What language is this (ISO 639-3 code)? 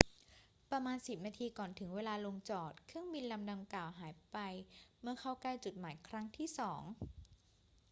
tha